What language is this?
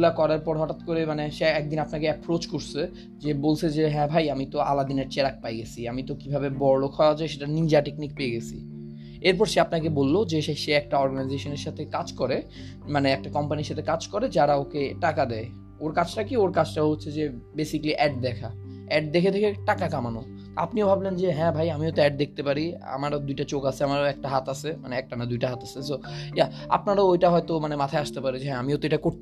Bangla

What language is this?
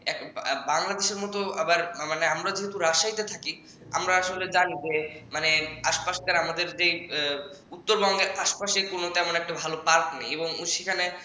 Bangla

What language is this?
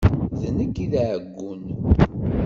Kabyle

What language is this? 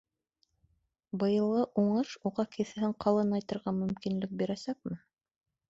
Bashkir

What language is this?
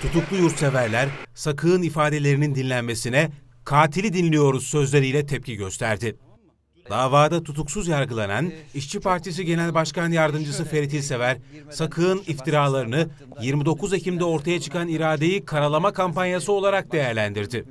Turkish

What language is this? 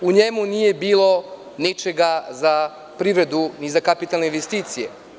Serbian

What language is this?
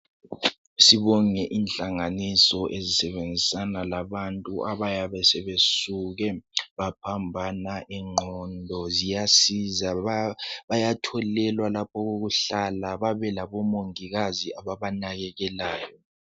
North Ndebele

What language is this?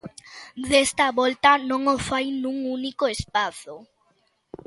Galician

